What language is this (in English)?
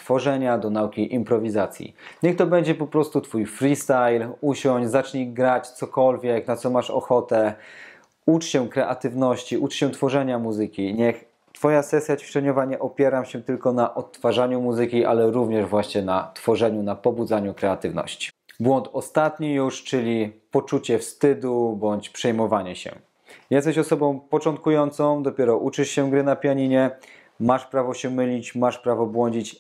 Polish